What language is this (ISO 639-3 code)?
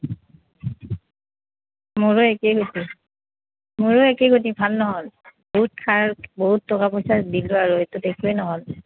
asm